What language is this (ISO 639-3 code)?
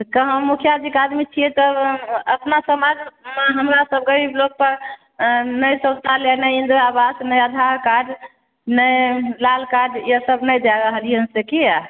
mai